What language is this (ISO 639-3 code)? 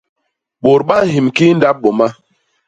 bas